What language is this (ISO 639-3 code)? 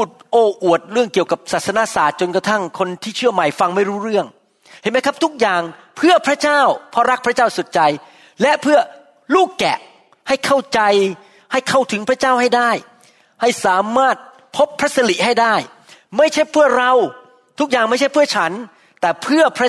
tha